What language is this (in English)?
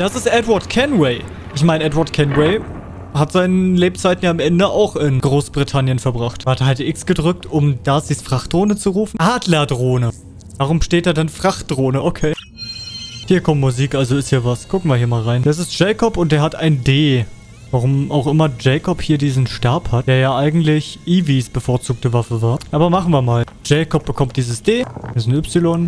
German